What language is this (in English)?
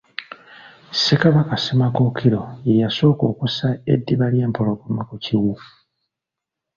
Ganda